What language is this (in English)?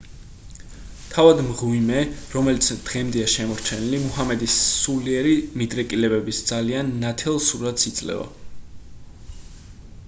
Georgian